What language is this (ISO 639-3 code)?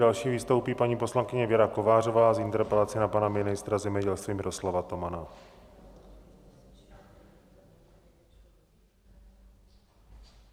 ces